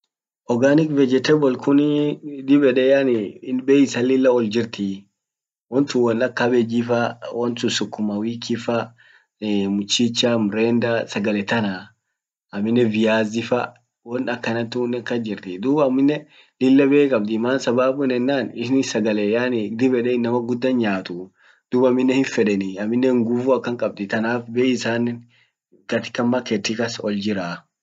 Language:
Orma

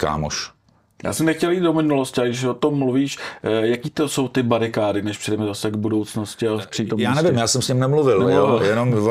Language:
Czech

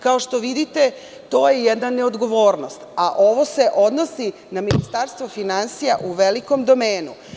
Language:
Serbian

